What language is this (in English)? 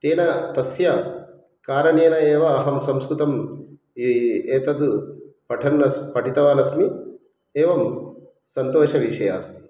Sanskrit